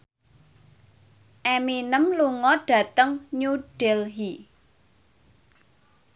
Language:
Javanese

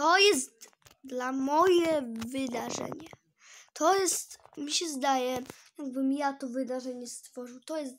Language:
Polish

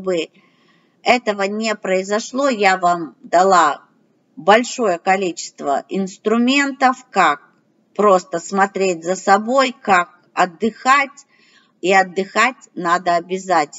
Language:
Russian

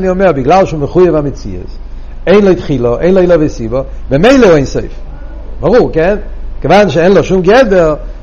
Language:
Hebrew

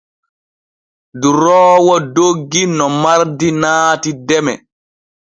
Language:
Borgu Fulfulde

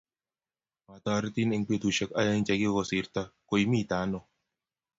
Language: Kalenjin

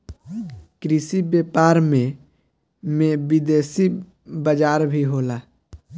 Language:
Bhojpuri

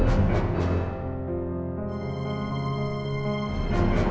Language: Indonesian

